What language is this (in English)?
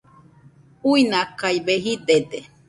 Nüpode Huitoto